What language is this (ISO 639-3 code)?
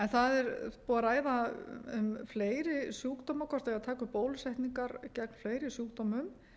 isl